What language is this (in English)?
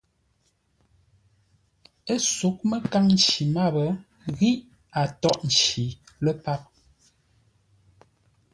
Ngombale